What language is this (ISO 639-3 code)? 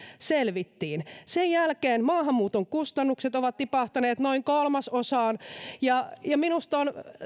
fin